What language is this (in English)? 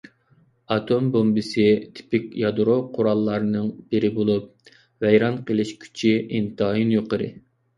Uyghur